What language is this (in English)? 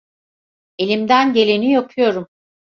Turkish